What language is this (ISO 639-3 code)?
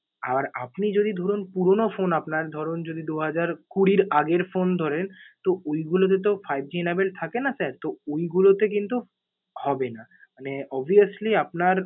ben